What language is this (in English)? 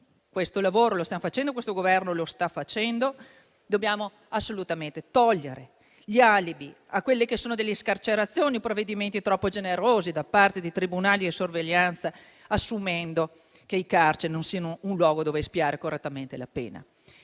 Italian